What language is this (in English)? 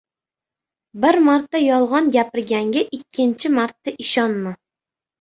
Uzbek